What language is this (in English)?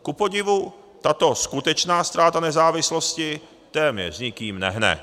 Czech